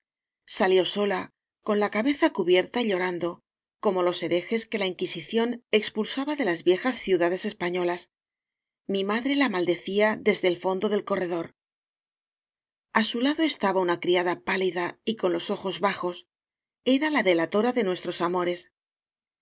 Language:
Spanish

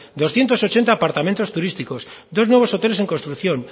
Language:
Spanish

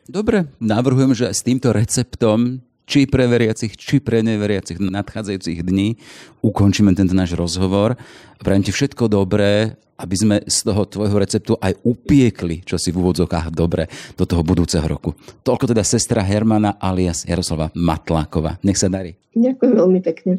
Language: Slovak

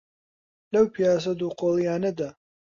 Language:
Central Kurdish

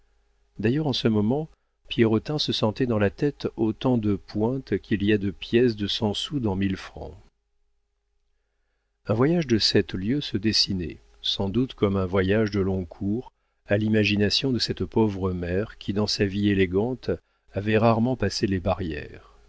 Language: French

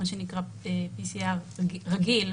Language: Hebrew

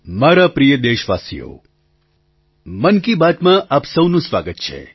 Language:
Gujarati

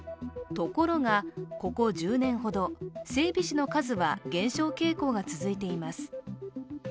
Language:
Japanese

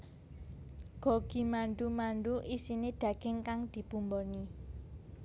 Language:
Javanese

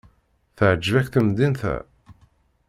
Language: Kabyle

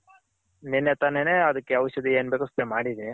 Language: Kannada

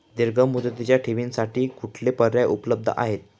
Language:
Marathi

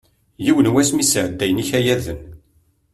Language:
Kabyle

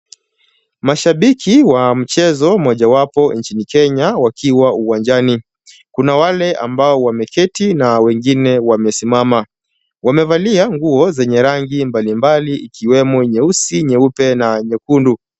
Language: Swahili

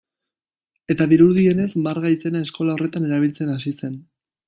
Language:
Basque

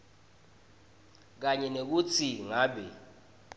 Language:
Swati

